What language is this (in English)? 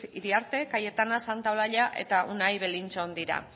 Basque